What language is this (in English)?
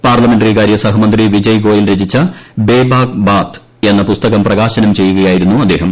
Malayalam